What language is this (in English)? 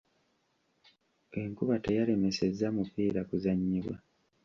Ganda